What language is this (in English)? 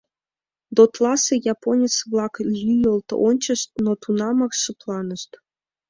Mari